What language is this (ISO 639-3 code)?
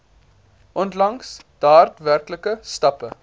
afr